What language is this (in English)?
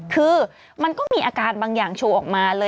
Thai